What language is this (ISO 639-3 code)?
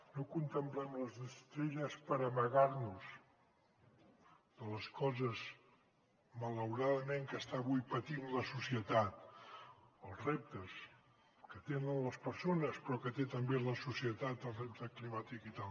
cat